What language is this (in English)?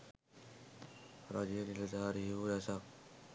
Sinhala